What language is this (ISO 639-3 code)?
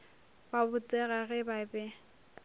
nso